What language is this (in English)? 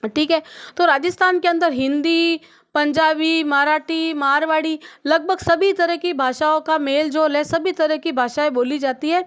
Hindi